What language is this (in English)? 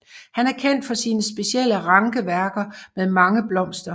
Danish